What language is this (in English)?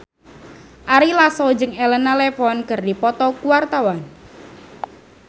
Sundanese